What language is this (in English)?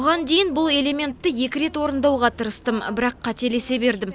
Kazakh